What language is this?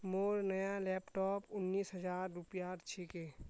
Magahi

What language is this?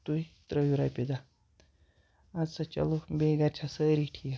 Kashmiri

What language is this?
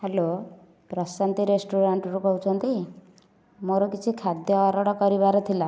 Odia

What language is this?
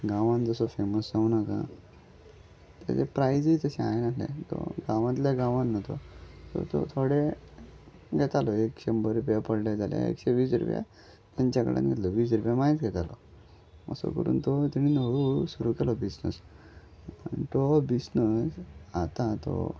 Konkani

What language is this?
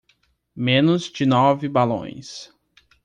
Portuguese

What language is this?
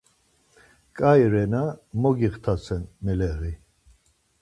Laz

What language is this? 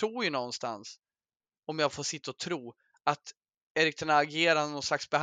Swedish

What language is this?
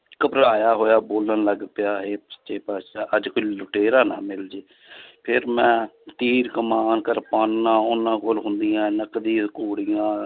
Punjabi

